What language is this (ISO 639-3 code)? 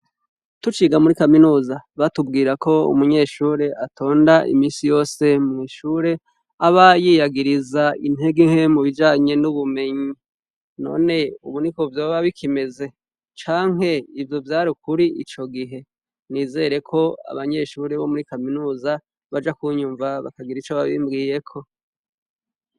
run